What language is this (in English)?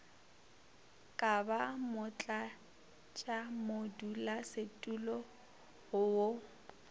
Northern Sotho